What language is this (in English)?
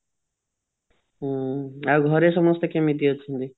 Odia